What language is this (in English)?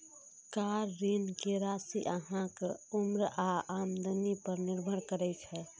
Maithili